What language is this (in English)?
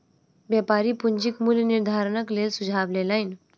Maithili